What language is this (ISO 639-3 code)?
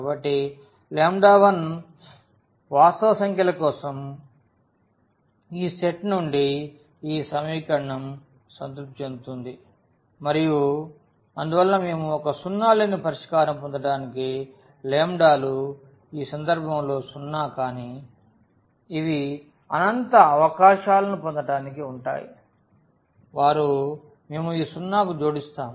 tel